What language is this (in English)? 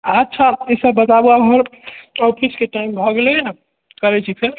Maithili